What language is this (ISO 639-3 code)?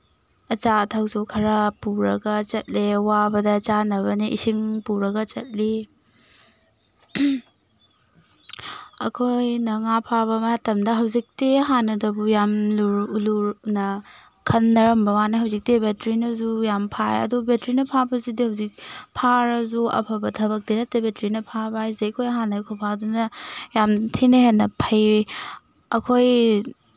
mni